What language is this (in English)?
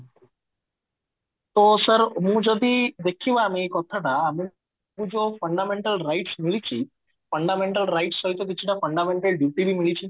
Odia